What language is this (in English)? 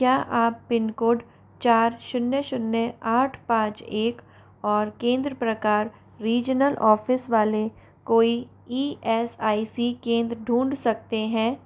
Hindi